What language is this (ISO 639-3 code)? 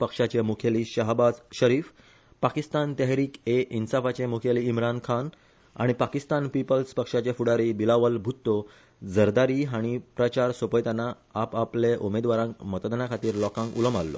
kok